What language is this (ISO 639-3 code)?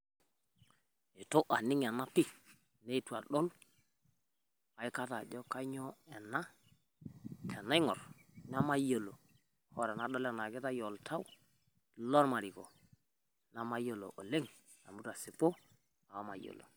mas